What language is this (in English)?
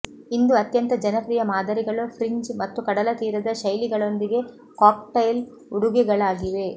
Kannada